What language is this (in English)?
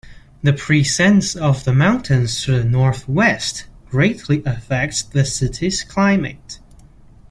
English